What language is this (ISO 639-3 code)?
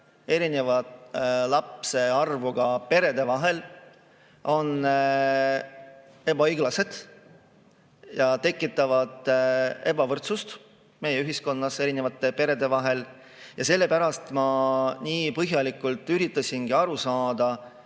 est